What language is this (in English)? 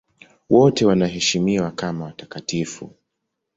Swahili